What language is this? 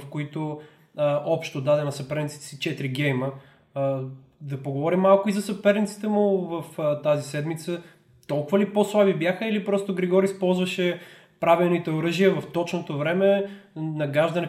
Bulgarian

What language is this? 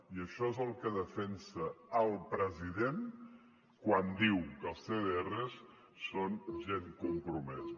Catalan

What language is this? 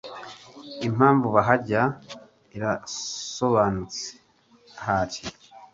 Kinyarwanda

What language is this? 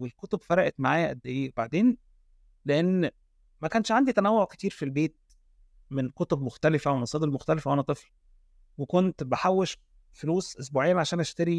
Arabic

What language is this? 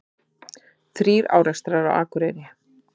Icelandic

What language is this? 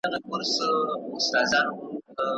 Pashto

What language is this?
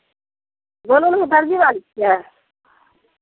Maithili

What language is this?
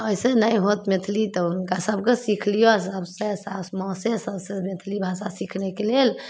Maithili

